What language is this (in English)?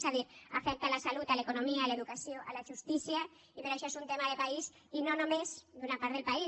Catalan